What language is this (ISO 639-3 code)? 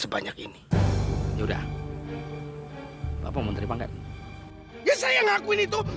ind